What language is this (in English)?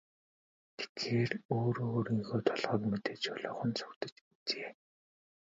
Mongolian